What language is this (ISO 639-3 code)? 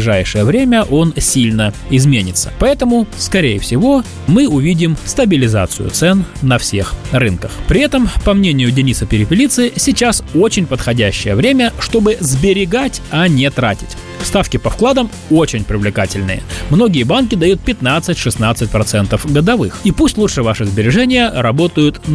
rus